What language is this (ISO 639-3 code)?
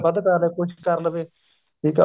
pan